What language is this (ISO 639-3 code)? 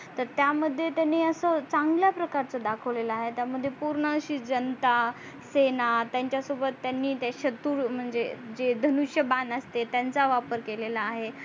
mar